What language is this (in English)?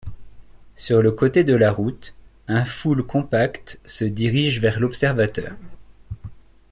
French